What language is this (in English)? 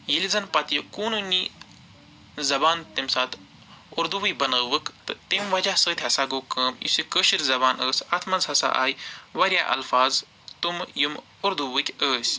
Kashmiri